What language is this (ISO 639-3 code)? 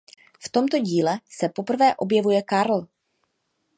ces